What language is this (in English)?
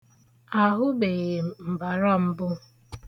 Igbo